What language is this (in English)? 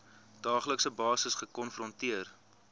Afrikaans